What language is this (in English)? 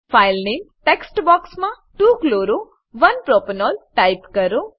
Gujarati